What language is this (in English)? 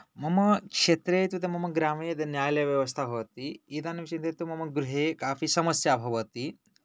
Sanskrit